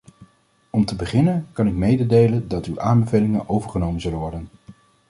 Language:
Dutch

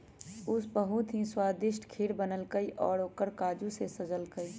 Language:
Magahi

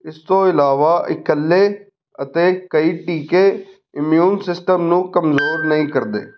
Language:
Punjabi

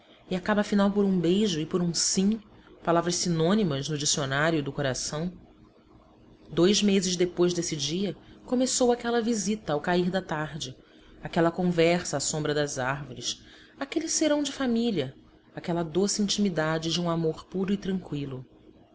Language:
Portuguese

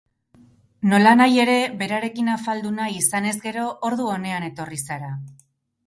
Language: Basque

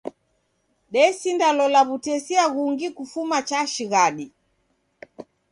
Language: Taita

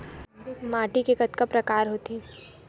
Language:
Chhattisgarhi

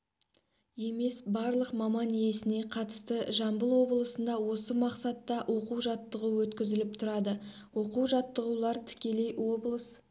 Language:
Kazakh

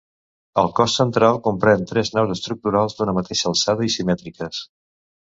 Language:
Catalan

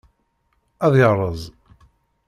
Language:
Kabyle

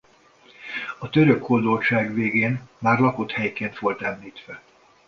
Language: Hungarian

